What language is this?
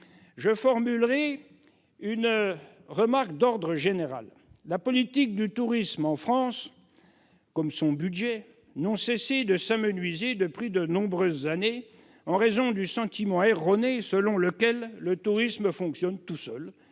French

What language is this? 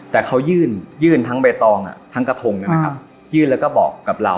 Thai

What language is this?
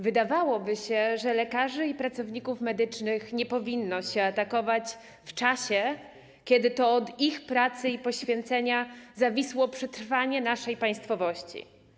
Polish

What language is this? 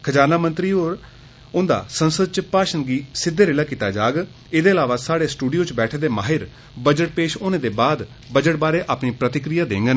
Dogri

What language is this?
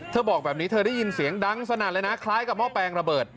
Thai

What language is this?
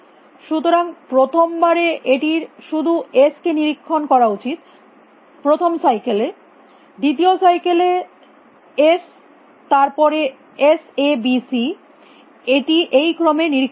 Bangla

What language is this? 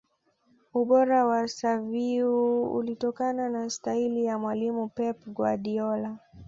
Swahili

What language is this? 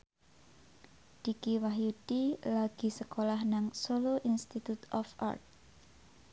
Javanese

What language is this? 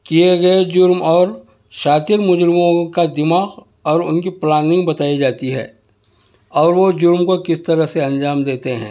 Urdu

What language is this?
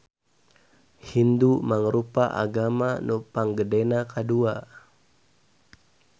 Sundanese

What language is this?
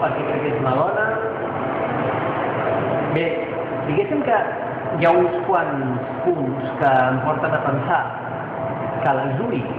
Catalan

